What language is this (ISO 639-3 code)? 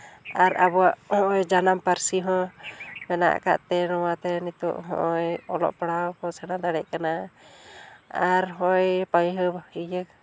sat